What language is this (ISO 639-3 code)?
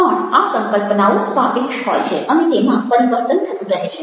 guj